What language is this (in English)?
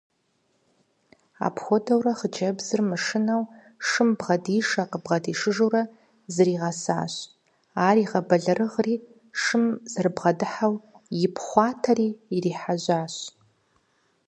Kabardian